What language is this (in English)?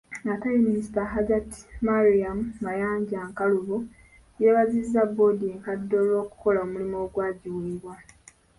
Ganda